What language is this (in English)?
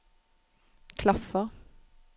Norwegian